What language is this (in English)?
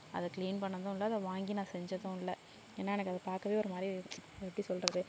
Tamil